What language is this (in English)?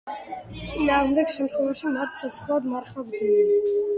Georgian